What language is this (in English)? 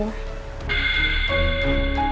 Indonesian